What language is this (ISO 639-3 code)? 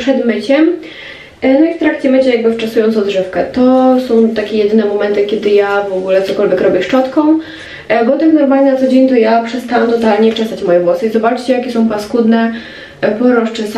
pol